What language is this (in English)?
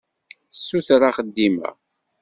Kabyle